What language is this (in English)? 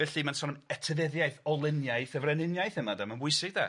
Welsh